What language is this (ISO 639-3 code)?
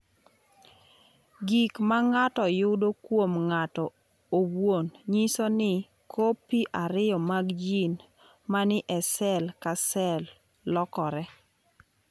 luo